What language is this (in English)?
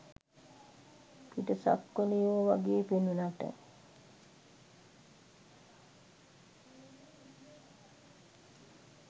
Sinhala